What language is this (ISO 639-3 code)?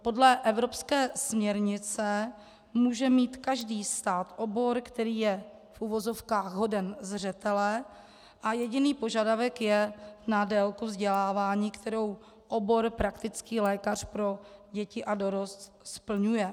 ces